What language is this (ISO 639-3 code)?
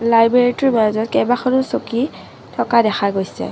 asm